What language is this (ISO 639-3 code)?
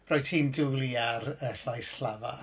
cym